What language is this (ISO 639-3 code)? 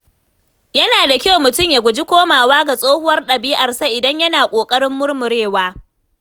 hau